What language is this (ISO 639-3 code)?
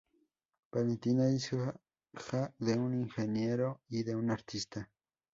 spa